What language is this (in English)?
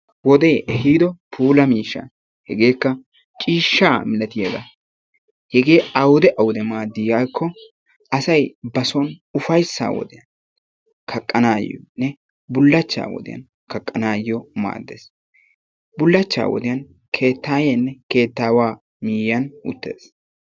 Wolaytta